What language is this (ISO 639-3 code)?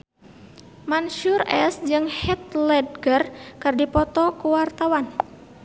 sun